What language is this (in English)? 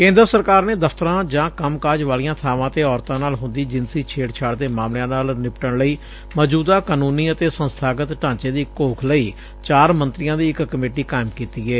Punjabi